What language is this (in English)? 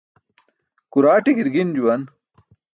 Burushaski